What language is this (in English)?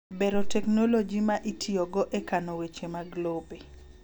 Luo (Kenya and Tanzania)